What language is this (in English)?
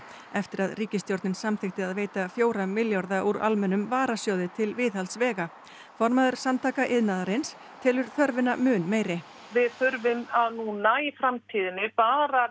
Icelandic